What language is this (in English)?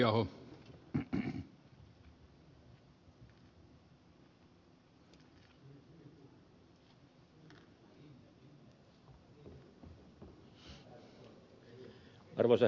Finnish